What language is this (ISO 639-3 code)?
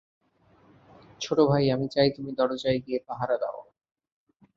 ben